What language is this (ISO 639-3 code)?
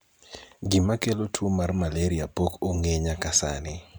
luo